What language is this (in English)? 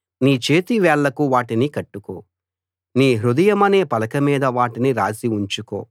Telugu